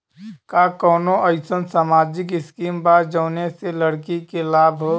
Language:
Bhojpuri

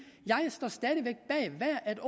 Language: Danish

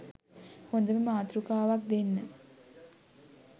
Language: Sinhala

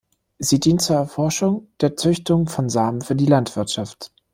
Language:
German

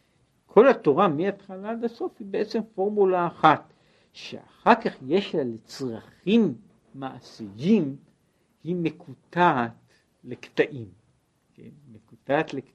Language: Hebrew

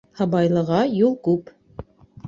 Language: Bashkir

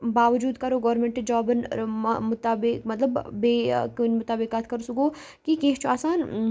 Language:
Kashmiri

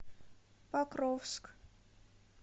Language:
Russian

